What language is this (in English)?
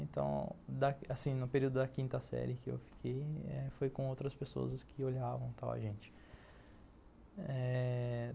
Portuguese